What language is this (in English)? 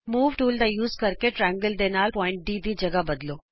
Punjabi